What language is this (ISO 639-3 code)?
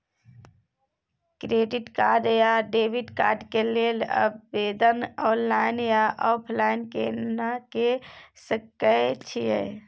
mai